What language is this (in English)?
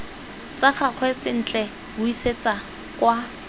Tswana